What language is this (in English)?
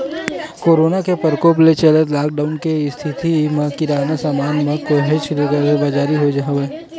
Chhattisgarhi